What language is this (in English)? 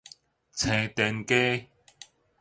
Min Nan Chinese